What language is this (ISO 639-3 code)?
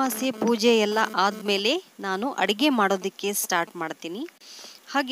kan